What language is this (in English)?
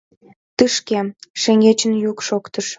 Mari